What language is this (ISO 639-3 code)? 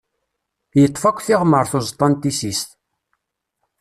kab